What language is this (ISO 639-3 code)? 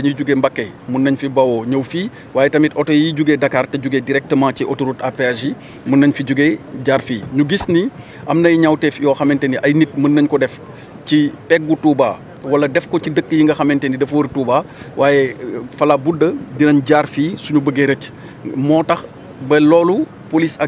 fra